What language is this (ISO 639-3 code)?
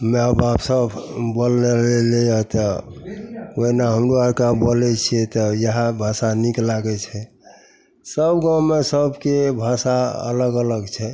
mai